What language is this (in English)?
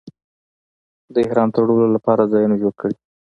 Pashto